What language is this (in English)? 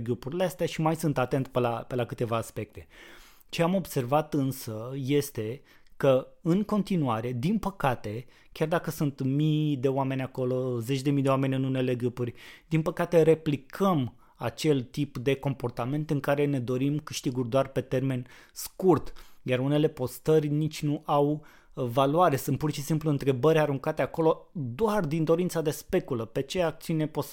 Romanian